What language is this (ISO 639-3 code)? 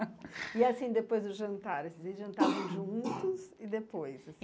por